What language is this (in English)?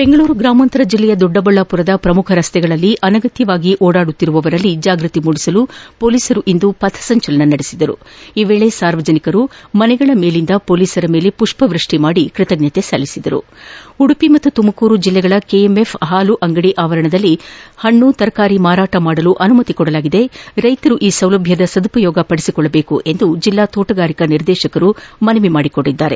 Kannada